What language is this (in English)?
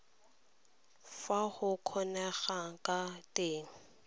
Tswana